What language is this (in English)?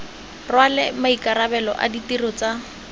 Tswana